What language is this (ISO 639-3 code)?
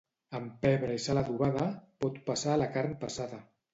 cat